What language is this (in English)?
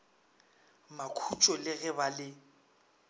Northern Sotho